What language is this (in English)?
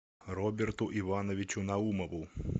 Russian